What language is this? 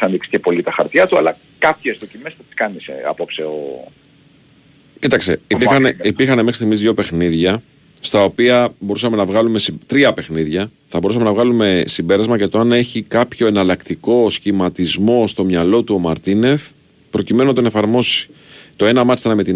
Greek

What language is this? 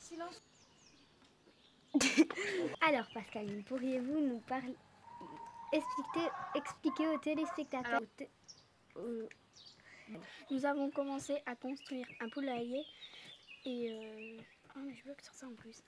French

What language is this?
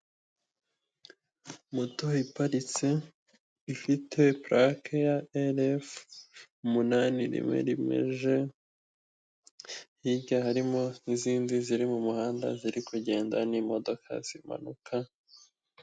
Kinyarwanda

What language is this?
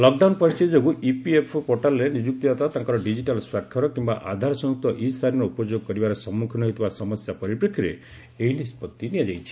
Odia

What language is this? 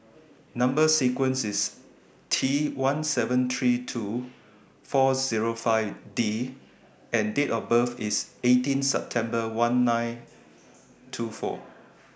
English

